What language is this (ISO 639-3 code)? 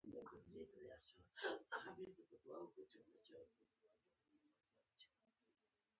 pus